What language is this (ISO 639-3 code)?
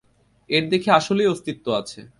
ben